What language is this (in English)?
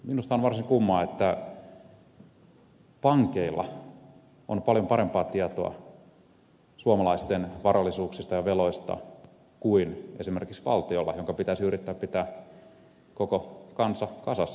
Finnish